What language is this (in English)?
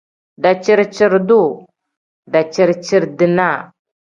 Tem